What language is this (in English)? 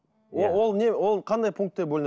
Kazakh